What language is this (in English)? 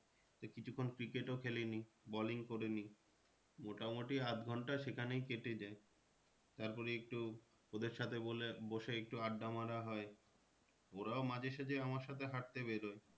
Bangla